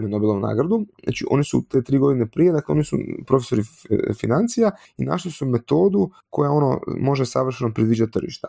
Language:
Croatian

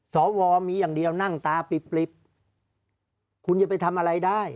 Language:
Thai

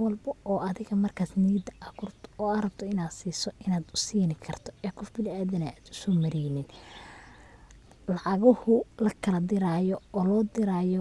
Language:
Somali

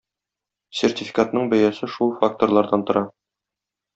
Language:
Tatar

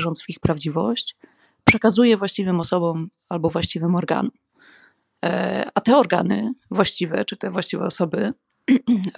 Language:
Polish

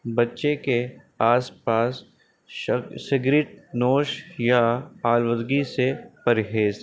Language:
Urdu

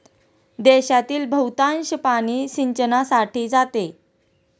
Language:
Marathi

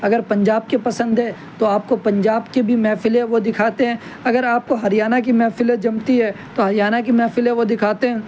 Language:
Urdu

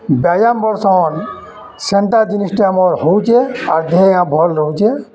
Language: Odia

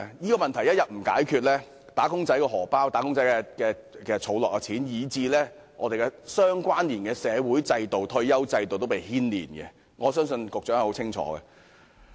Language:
Cantonese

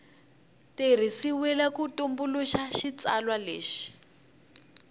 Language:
Tsonga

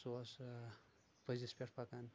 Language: Kashmiri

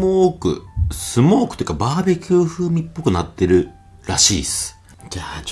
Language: Japanese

